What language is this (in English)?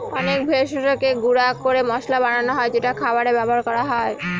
Bangla